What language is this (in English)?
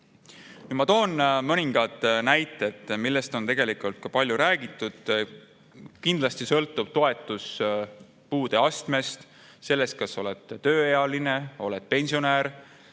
Estonian